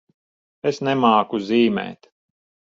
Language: Latvian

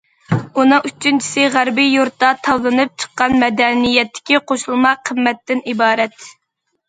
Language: Uyghur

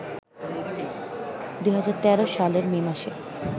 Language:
Bangla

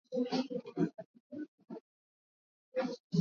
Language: Swahili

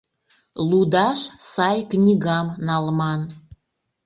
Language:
Mari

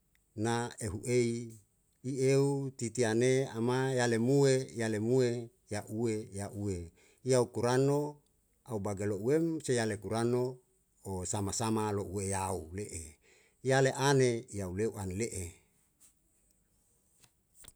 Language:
Yalahatan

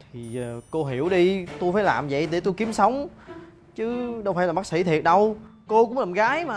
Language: Vietnamese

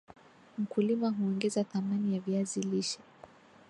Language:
Swahili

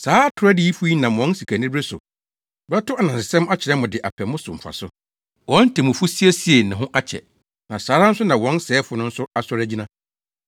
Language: Akan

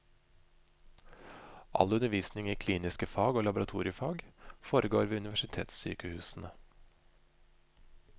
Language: Norwegian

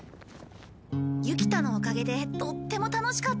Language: Japanese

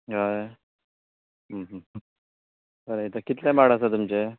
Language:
Konkani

